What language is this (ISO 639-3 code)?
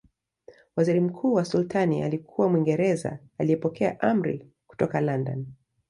swa